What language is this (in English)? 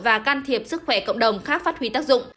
Vietnamese